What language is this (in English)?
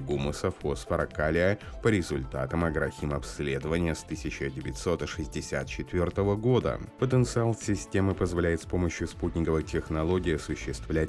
Russian